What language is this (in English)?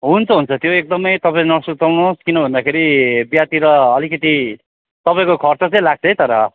Nepali